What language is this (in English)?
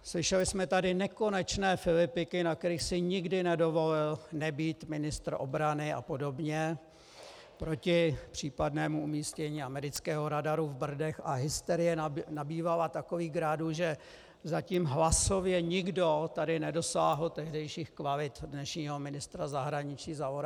Czech